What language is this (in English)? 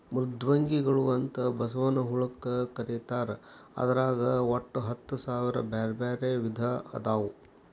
Kannada